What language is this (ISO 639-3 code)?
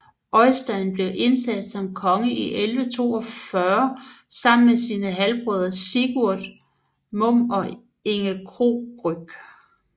dan